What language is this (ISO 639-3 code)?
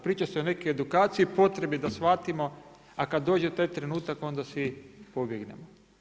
hrv